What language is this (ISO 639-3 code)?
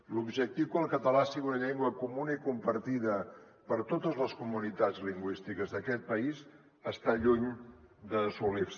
cat